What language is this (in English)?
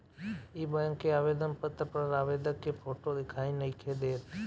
Bhojpuri